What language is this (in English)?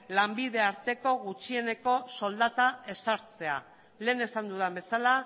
Basque